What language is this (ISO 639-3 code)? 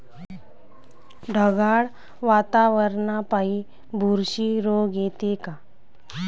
mar